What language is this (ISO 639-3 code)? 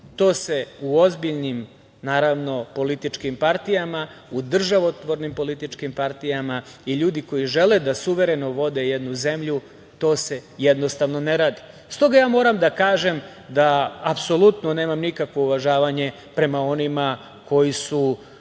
srp